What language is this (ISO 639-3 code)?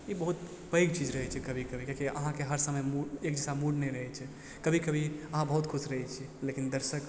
mai